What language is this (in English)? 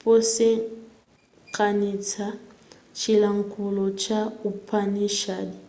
Nyanja